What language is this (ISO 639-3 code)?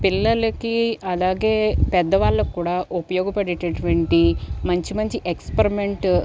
tel